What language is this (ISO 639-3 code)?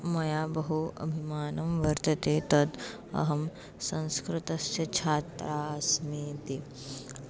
san